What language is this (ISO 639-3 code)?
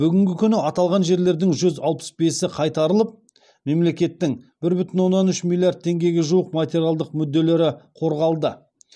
kaz